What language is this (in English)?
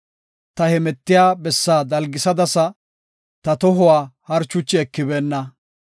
Gofa